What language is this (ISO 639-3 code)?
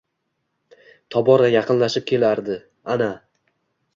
uzb